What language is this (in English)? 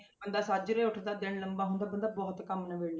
Punjabi